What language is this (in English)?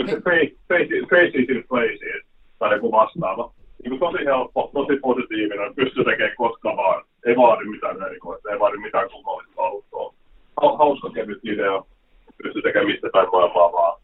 Finnish